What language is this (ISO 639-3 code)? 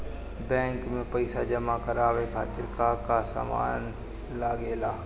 bho